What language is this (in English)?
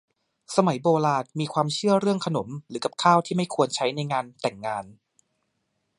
Thai